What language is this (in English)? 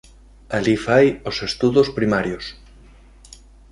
Galician